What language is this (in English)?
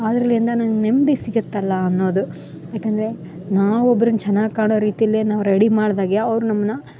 Kannada